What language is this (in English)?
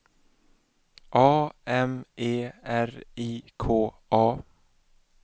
Swedish